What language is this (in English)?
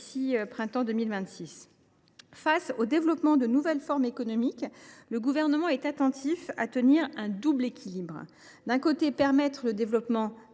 French